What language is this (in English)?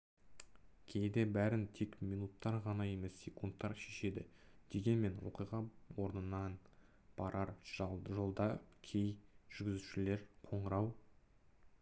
Kazakh